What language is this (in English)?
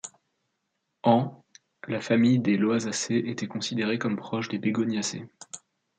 French